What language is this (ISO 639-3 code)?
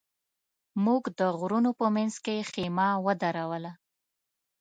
pus